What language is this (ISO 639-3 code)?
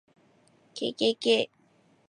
jpn